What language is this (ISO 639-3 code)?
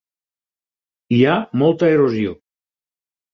cat